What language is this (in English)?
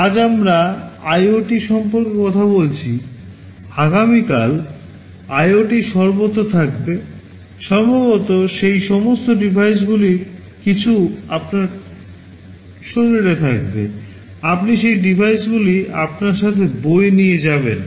Bangla